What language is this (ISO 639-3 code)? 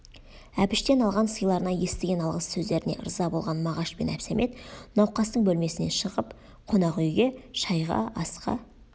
kaz